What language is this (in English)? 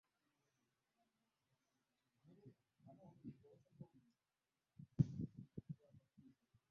Ganda